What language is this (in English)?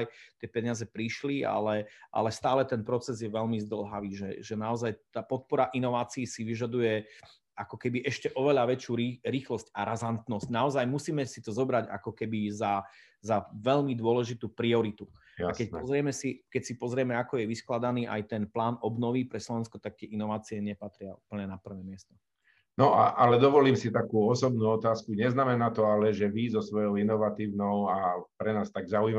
Slovak